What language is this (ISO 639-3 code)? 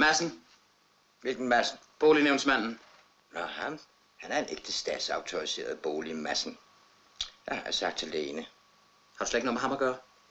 dan